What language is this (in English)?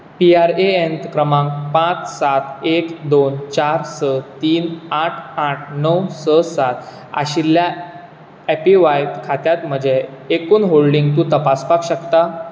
Konkani